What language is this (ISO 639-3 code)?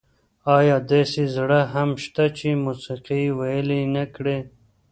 pus